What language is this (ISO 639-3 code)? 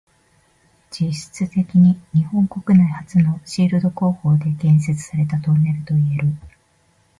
jpn